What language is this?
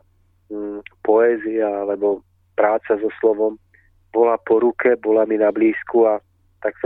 Czech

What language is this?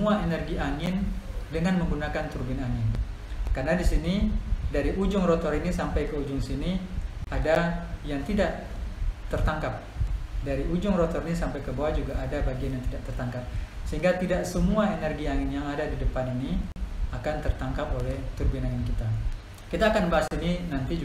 Indonesian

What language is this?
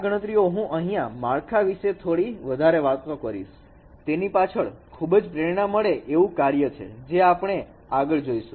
Gujarati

